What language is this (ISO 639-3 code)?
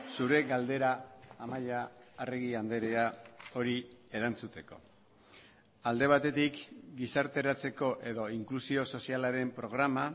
eus